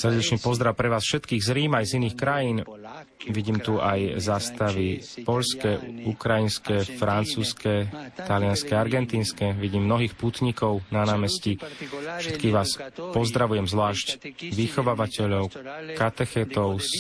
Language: Slovak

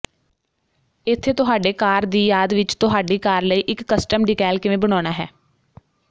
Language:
Punjabi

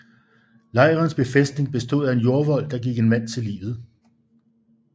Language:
Danish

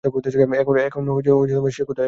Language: Bangla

